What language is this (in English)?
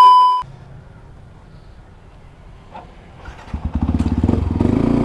Indonesian